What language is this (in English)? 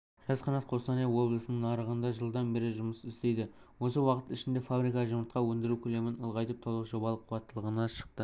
Kazakh